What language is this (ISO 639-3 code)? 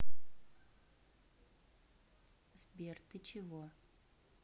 rus